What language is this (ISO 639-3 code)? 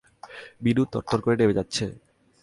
ben